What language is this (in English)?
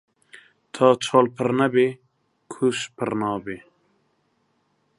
Central Kurdish